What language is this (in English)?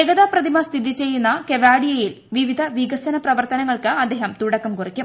Malayalam